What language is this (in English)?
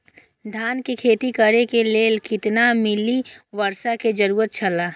Maithili